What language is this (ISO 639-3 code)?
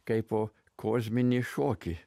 lit